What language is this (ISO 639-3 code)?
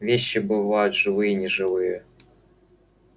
rus